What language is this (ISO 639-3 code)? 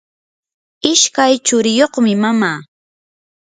qur